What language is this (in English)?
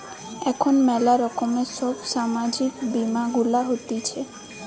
Bangla